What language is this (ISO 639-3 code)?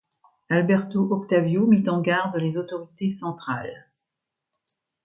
fra